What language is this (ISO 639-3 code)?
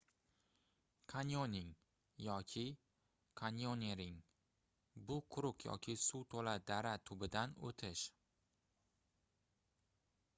uzb